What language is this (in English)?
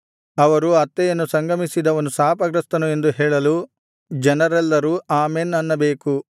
Kannada